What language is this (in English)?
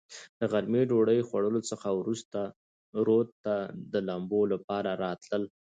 Pashto